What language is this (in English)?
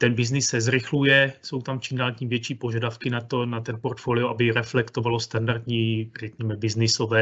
Czech